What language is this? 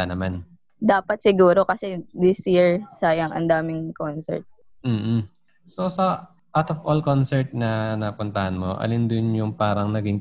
Filipino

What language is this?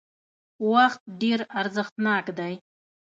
Pashto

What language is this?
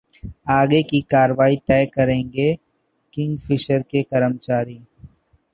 Hindi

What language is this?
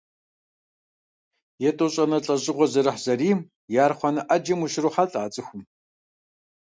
Kabardian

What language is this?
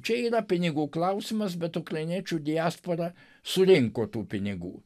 Lithuanian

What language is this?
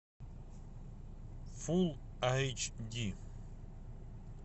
Russian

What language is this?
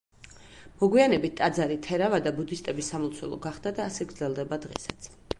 Georgian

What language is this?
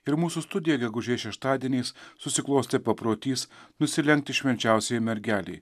Lithuanian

